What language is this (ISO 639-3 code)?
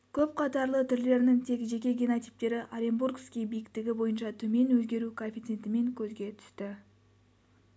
kaz